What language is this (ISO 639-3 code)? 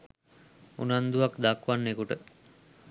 sin